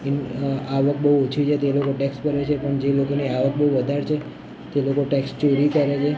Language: Gujarati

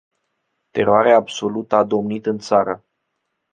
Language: Romanian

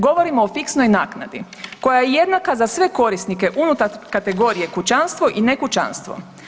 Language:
Croatian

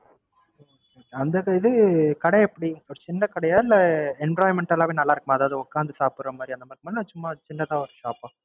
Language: Tamil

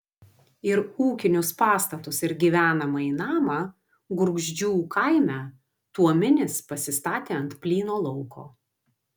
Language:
Lithuanian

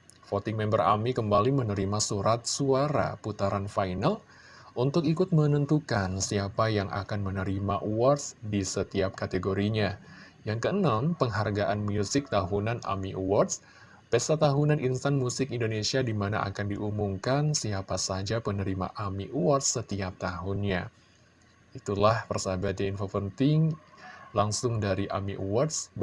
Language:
Indonesian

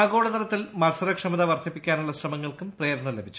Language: Malayalam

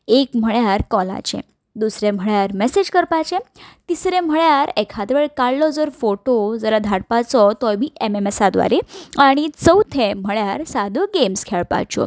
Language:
Konkani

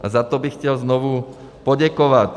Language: Czech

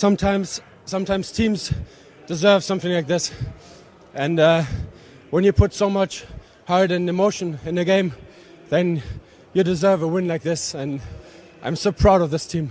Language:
Danish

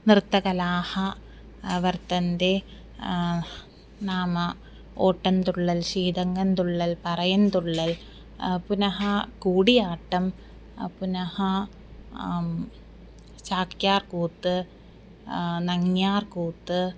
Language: Sanskrit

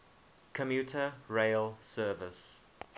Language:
English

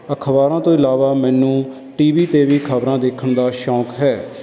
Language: Punjabi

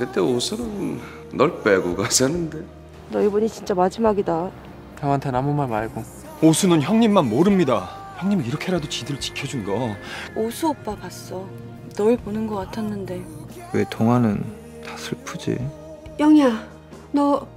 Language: Korean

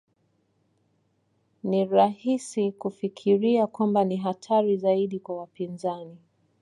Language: Swahili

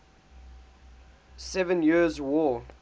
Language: English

